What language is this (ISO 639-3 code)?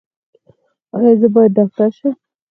pus